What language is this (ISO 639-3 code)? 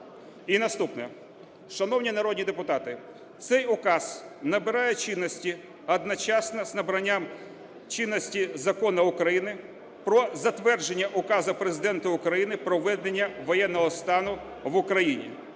ukr